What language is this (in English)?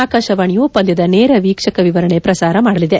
Kannada